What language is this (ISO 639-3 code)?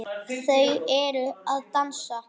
isl